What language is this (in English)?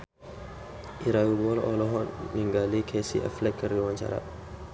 Sundanese